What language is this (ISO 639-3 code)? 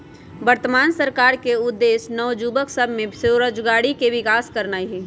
mag